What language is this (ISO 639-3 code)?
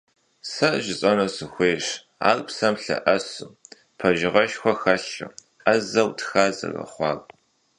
kbd